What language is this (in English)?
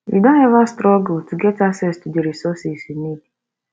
Nigerian Pidgin